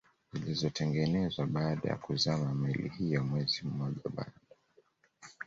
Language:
Swahili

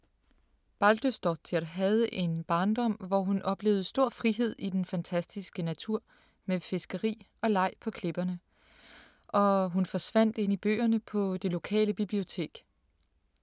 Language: Danish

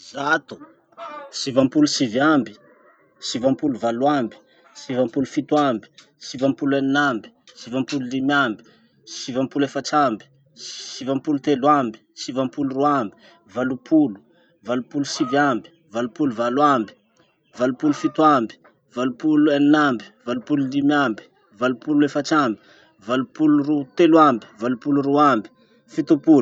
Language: Masikoro Malagasy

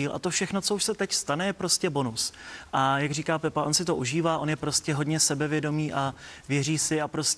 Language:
Czech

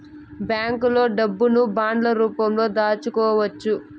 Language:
Telugu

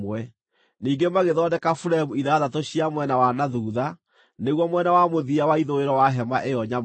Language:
Kikuyu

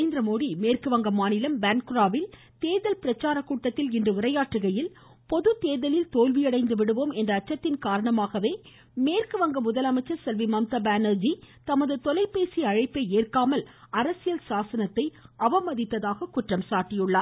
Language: Tamil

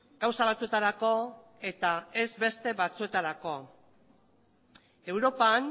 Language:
Basque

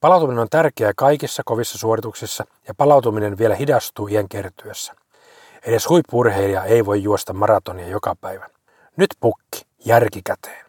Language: Finnish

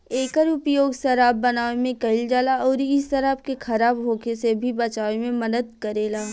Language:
Bhojpuri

